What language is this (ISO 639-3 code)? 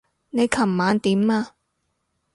yue